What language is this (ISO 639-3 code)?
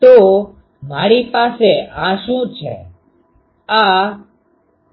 guj